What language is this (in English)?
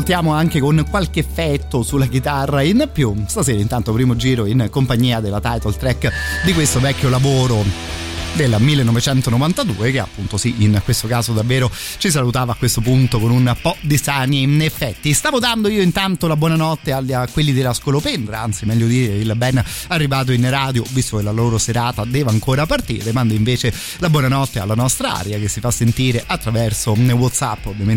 Italian